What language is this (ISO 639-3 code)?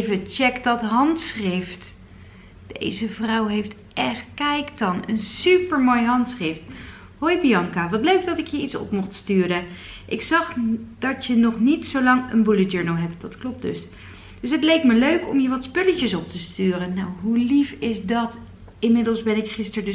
nld